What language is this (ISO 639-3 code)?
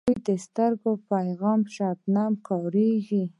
pus